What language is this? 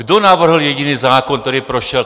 Czech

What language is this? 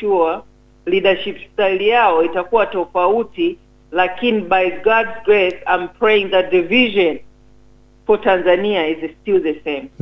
Swahili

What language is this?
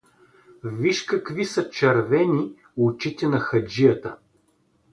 Bulgarian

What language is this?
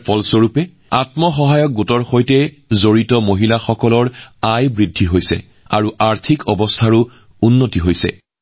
Assamese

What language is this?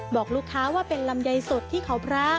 Thai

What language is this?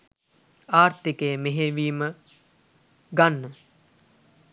Sinhala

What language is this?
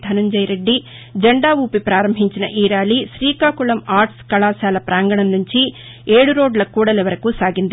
Telugu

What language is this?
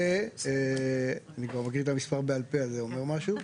Hebrew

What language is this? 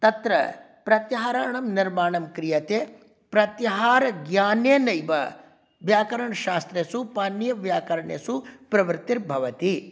Sanskrit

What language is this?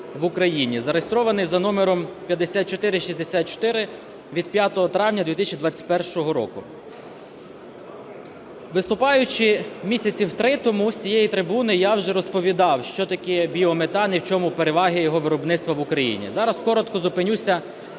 Ukrainian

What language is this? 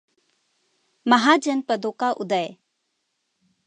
Hindi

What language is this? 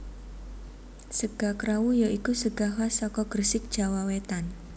Javanese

